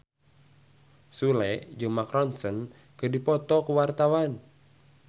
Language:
Sundanese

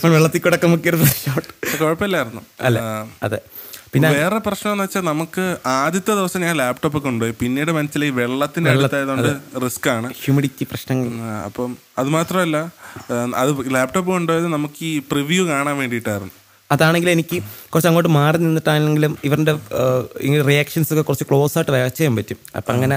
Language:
Malayalam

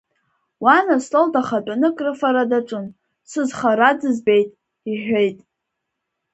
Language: Abkhazian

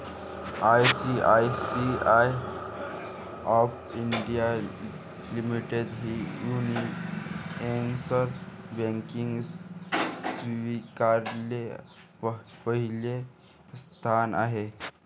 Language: Marathi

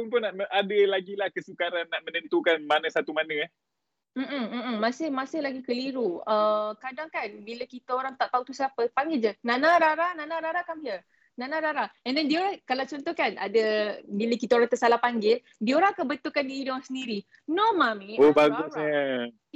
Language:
Malay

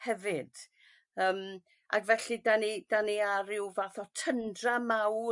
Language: Welsh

